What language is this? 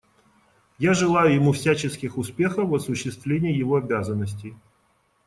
Russian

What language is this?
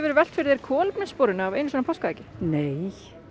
Icelandic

